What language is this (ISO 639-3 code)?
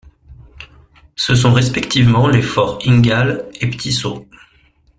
fra